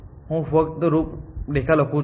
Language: Gujarati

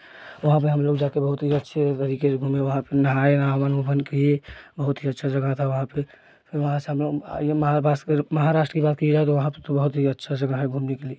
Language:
Hindi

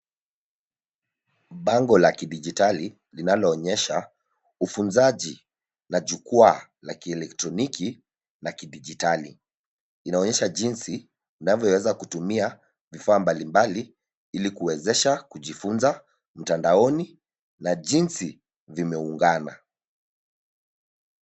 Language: Swahili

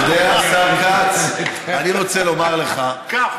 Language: Hebrew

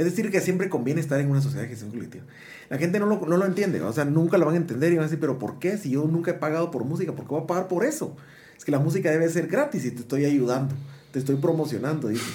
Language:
Spanish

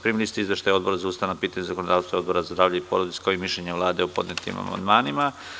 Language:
Serbian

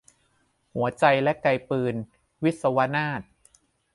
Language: Thai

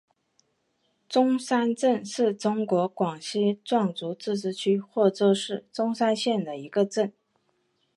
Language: Chinese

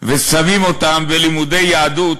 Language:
Hebrew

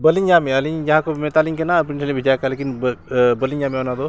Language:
Santali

